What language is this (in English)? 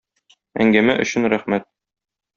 Tatar